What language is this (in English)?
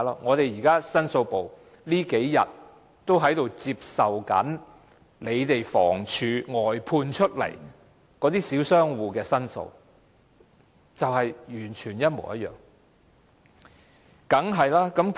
Cantonese